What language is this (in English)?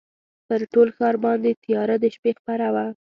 Pashto